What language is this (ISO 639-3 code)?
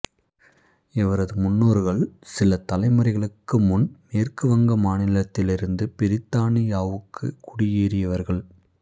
tam